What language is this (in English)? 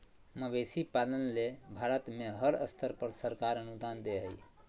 Magahi